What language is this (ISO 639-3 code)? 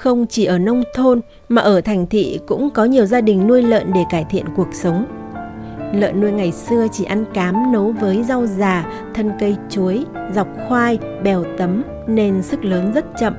vie